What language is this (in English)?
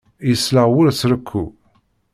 Kabyle